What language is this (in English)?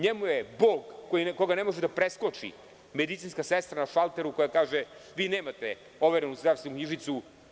Serbian